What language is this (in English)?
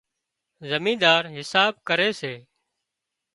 Wadiyara Koli